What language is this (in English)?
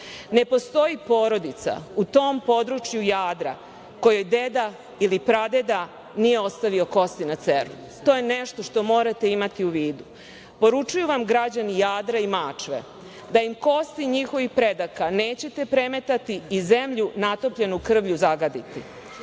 Serbian